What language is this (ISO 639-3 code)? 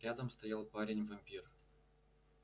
rus